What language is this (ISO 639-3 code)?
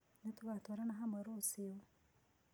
kik